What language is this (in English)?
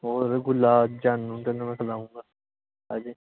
Punjabi